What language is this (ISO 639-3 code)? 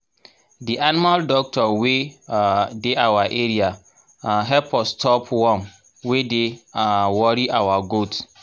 pcm